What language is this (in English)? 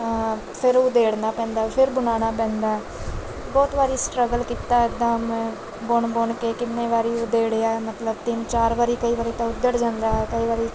Punjabi